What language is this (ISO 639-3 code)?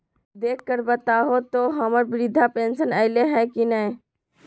mag